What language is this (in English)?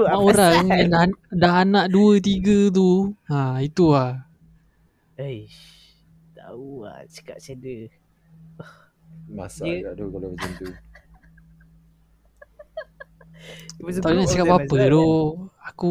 Malay